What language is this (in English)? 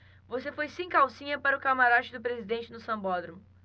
Portuguese